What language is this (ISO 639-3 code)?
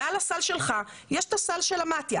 heb